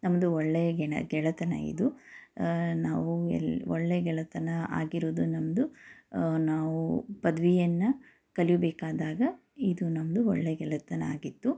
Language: Kannada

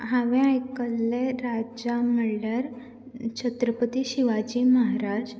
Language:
Konkani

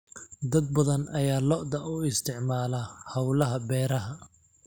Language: Somali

